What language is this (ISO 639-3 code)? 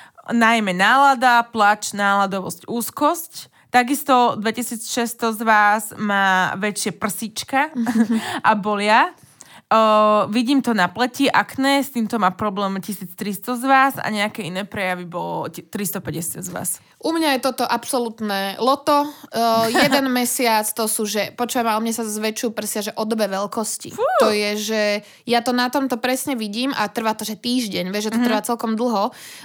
slk